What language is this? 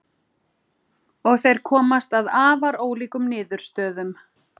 Icelandic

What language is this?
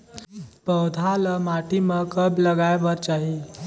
Chhattisgarhi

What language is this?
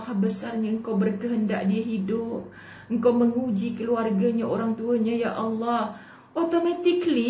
Malay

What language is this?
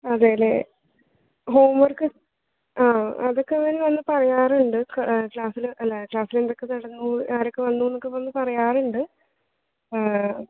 Malayalam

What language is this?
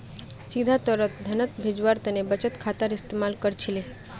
Magahi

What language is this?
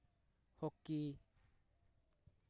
Santali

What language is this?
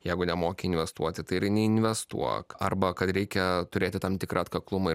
Lithuanian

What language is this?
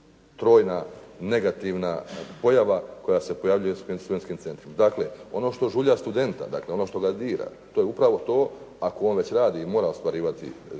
Croatian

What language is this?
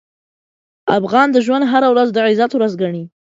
Pashto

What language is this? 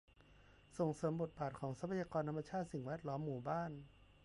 Thai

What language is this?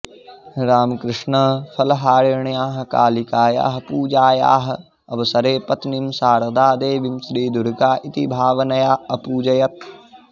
Sanskrit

